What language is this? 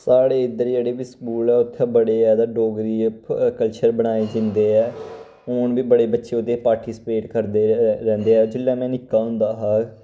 Dogri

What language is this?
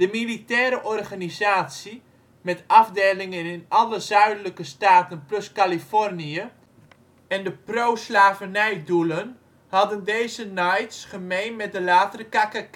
Dutch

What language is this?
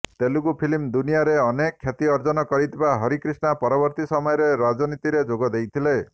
Odia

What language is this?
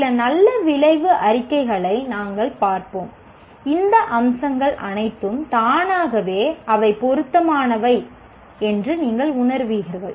Tamil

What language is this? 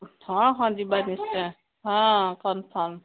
Odia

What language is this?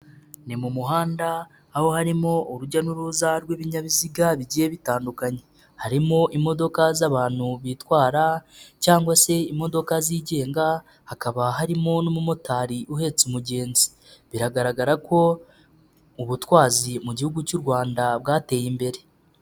Kinyarwanda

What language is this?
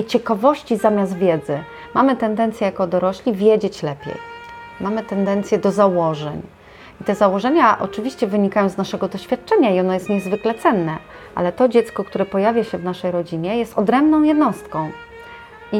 Polish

